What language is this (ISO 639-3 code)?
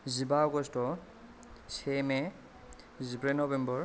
brx